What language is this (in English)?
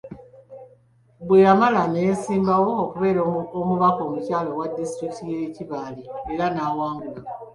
Ganda